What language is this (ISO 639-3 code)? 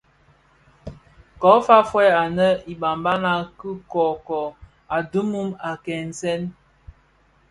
ksf